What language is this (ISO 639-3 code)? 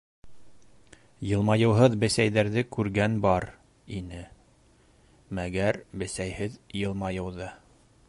bak